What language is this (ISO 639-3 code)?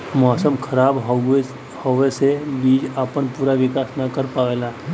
bho